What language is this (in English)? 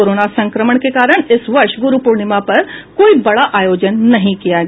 Hindi